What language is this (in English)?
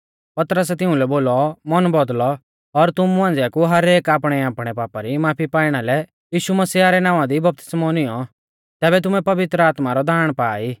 Mahasu Pahari